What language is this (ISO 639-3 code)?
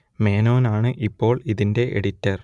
mal